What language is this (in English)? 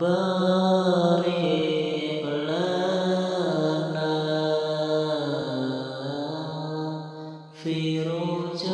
Indonesian